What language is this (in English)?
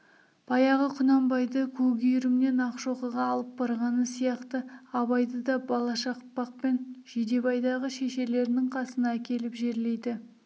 Kazakh